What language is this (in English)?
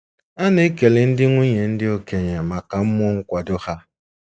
Igbo